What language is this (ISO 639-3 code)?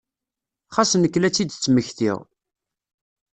kab